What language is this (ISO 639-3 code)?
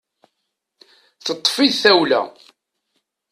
kab